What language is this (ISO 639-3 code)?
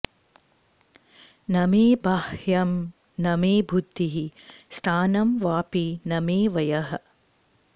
san